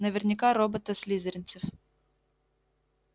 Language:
Russian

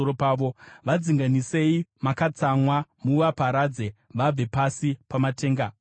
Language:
Shona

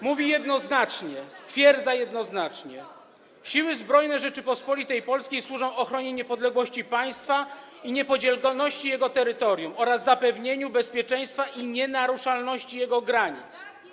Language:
Polish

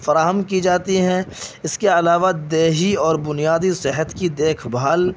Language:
Urdu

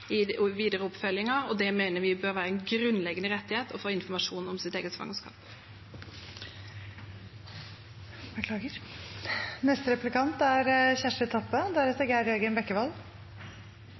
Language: Norwegian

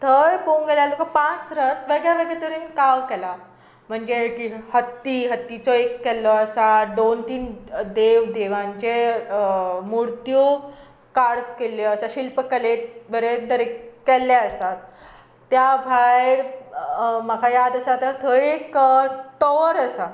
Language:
Konkani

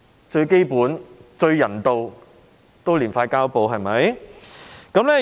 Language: Cantonese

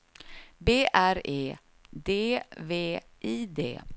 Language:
Swedish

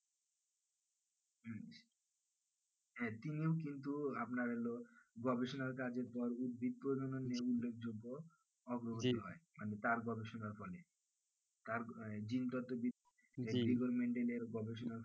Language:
Bangla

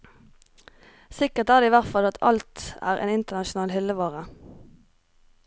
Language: Norwegian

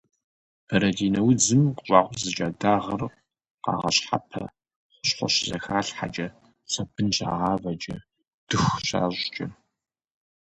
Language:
Kabardian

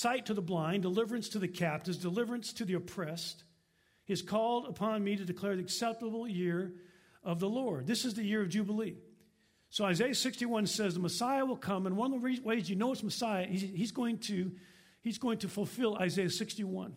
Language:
English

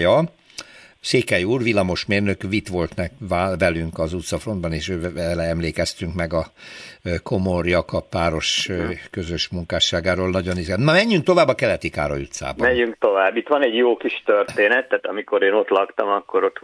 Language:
Hungarian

